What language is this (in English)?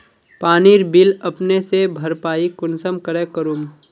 Magahi